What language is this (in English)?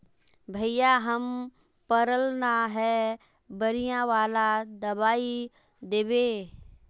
Magahi